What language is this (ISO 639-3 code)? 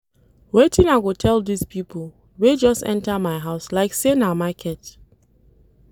pcm